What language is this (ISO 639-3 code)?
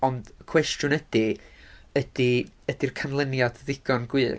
cym